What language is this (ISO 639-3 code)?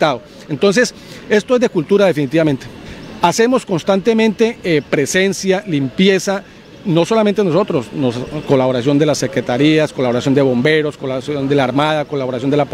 spa